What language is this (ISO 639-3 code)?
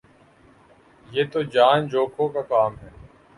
urd